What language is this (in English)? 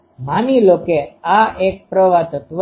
Gujarati